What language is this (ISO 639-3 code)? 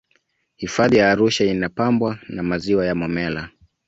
swa